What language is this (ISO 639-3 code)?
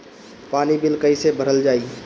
bho